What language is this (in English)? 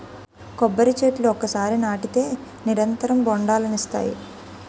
Telugu